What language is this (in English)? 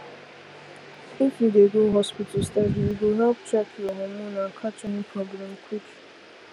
Nigerian Pidgin